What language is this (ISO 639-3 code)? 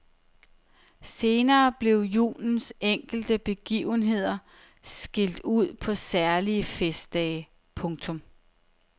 dan